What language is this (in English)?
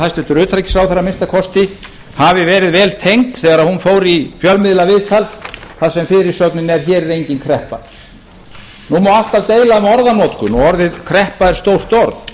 Icelandic